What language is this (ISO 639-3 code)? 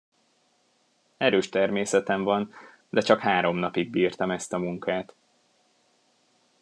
hun